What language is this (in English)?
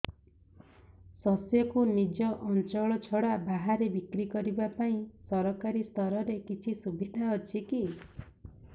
Odia